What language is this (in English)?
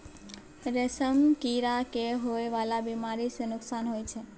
Maithili